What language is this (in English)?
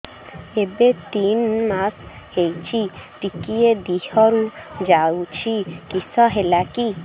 Odia